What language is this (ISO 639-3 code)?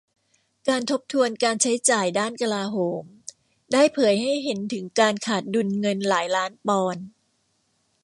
tha